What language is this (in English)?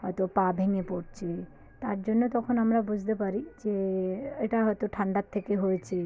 Bangla